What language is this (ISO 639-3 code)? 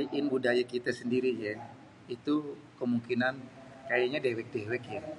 bew